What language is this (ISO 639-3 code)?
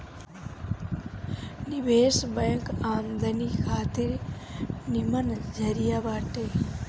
bho